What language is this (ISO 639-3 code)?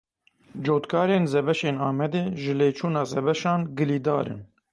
kur